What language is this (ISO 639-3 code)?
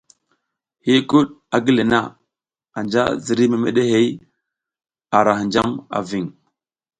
giz